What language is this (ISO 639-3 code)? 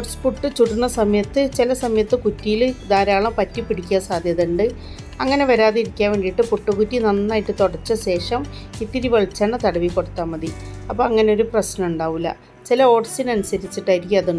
ara